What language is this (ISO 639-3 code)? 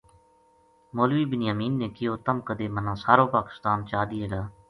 gju